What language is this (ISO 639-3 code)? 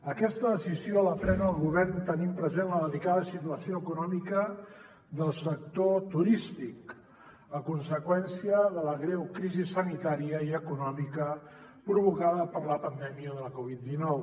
cat